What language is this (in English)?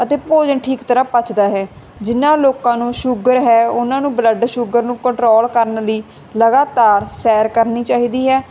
Punjabi